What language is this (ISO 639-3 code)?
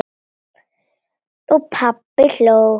isl